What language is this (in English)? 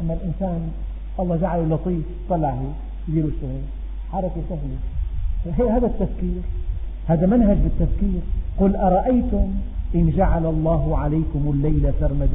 Arabic